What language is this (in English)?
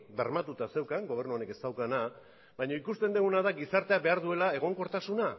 Basque